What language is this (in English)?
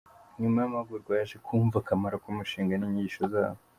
Kinyarwanda